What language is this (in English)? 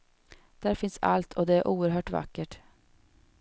Swedish